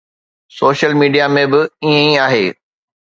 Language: Sindhi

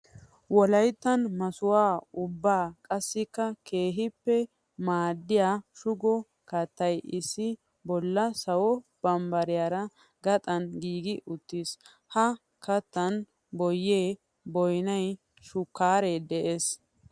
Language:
Wolaytta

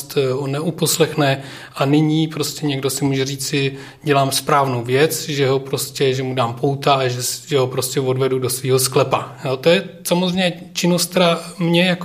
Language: Czech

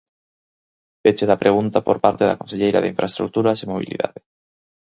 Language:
Galician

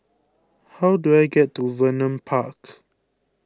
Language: English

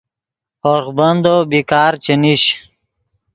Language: Yidgha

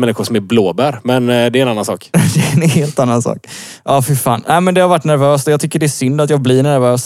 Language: Swedish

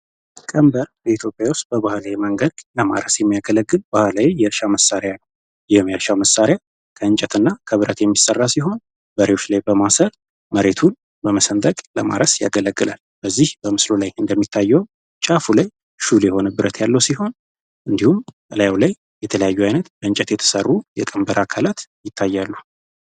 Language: Amharic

